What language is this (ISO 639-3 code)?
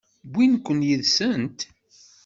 kab